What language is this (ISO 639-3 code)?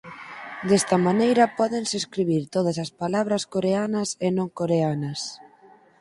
glg